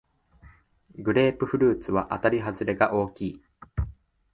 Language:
Japanese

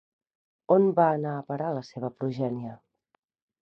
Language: Catalan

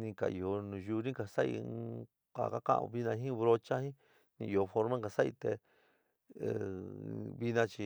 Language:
San Miguel El Grande Mixtec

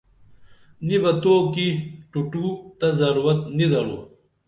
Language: Dameli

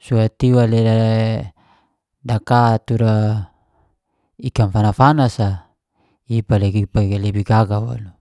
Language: Geser-Gorom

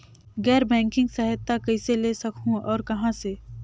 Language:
Chhattisgarhi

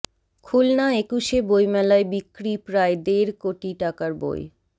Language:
Bangla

